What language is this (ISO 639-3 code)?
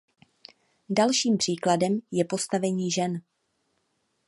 ces